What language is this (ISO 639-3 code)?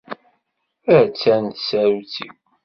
kab